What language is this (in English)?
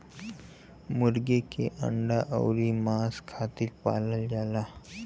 Bhojpuri